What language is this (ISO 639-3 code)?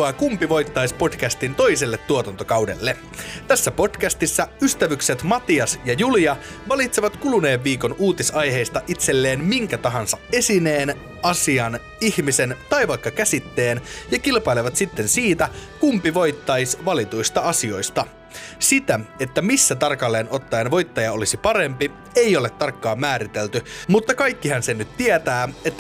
fin